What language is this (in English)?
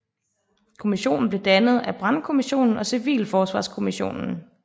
Danish